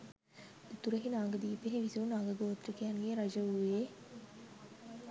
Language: Sinhala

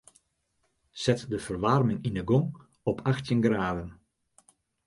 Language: Western Frisian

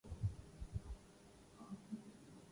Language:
Urdu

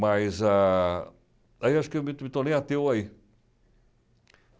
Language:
Portuguese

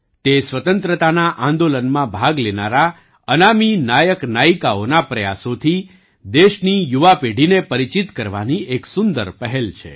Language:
Gujarati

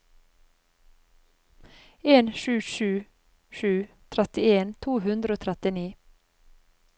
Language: Norwegian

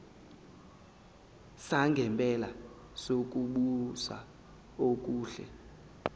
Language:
Zulu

